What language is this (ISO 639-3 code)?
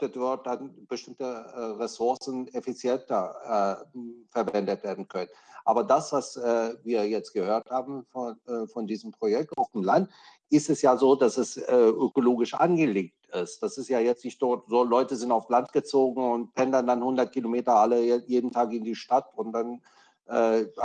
deu